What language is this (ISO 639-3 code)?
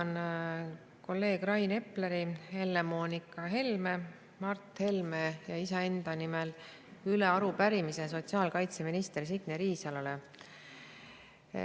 est